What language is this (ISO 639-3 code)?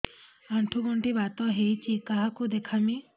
ori